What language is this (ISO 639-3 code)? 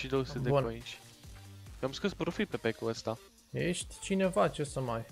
ron